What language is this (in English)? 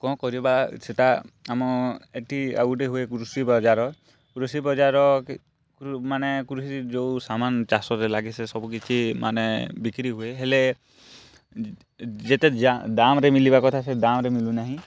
Odia